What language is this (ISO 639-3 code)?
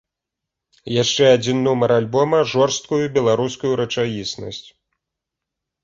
bel